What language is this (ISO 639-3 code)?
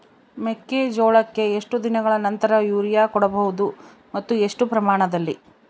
kan